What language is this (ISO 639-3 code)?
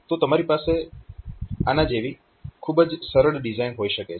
guj